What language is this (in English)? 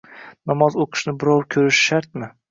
Uzbek